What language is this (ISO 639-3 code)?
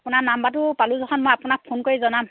asm